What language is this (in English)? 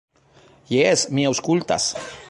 Esperanto